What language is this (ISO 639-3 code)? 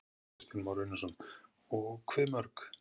isl